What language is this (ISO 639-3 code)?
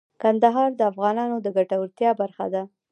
pus